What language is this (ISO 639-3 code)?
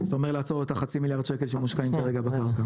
heb